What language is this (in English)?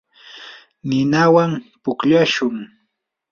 Yanahuanca Pasco Quechua